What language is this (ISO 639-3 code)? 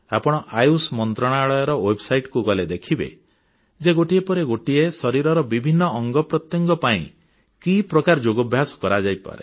ori